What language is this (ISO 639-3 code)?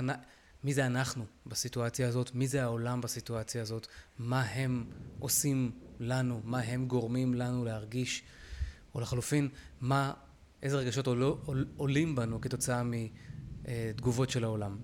heb